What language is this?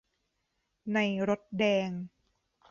Thai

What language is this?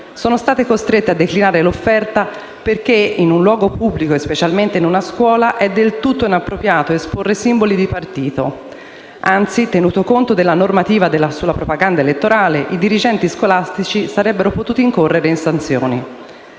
Italian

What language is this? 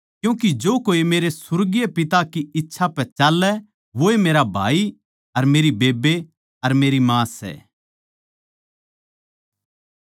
Haryanvi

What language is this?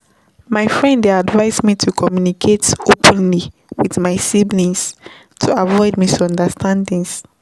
Nigerian Pidgin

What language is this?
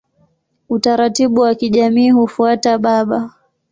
Swahili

